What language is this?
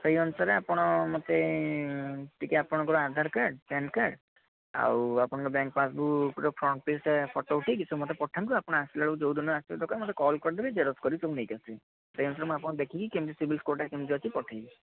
Odia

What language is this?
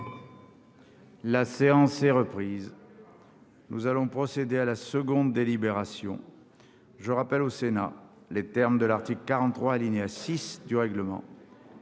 French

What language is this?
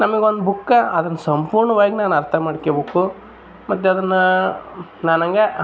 Kannada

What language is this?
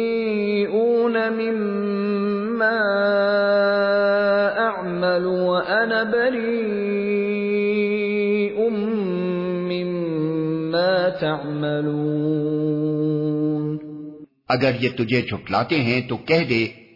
Urdu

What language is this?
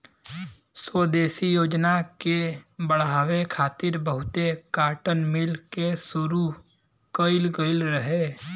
Bhojpuri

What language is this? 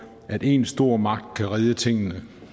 Danish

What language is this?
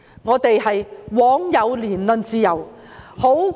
Cantonese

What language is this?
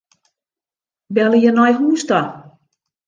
Western Frisian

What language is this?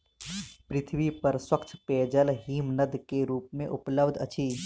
Maithili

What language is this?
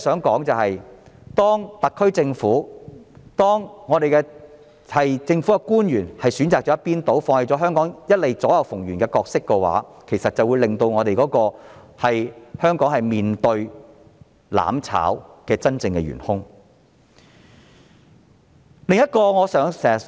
Cantonese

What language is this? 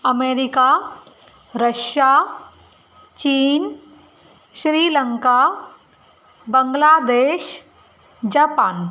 Sindhi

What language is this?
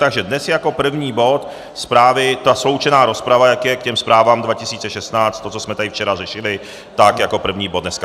Czech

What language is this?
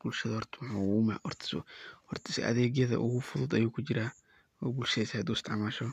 Somali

